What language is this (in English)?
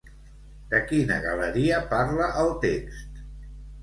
Catalan